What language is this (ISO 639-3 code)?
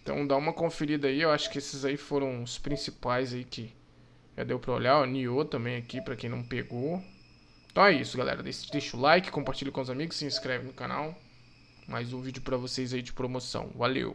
por